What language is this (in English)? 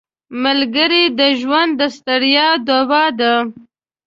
Pashto